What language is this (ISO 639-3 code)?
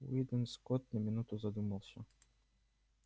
rus